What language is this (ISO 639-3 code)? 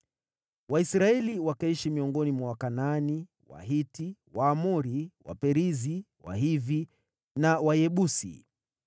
swa